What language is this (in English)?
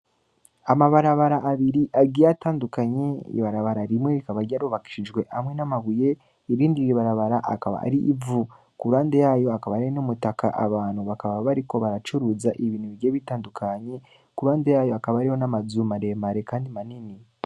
Rundi